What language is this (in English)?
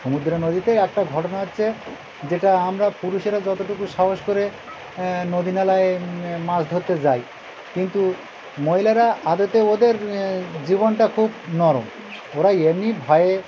Bangla